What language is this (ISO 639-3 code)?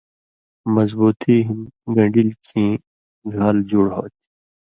mvy